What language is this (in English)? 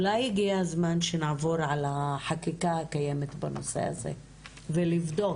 Hebrew